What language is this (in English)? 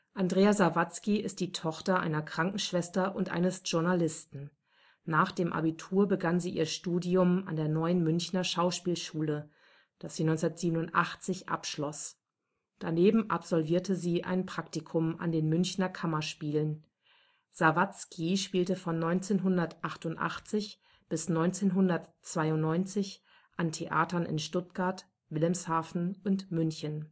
German